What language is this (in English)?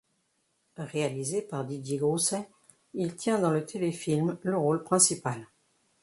French